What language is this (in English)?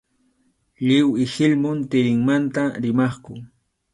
Arequipa-La Unión Quechua